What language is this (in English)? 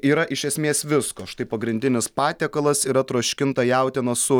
Lithuanian